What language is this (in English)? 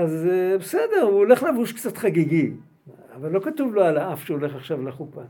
Hebrew